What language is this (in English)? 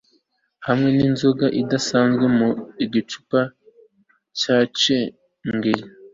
Kinyarwanda